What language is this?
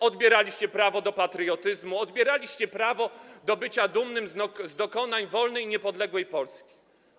Polish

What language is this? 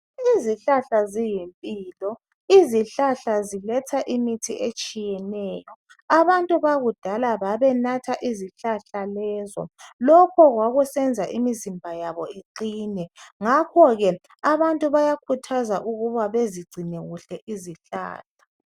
North Ndebele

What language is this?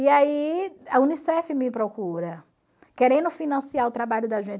Portuguese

